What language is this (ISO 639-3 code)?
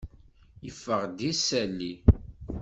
kab